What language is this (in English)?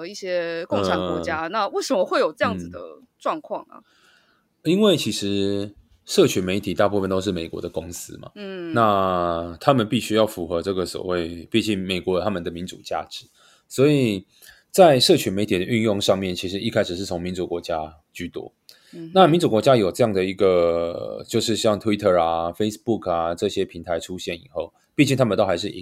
Chinese